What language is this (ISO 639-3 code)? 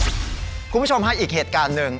tha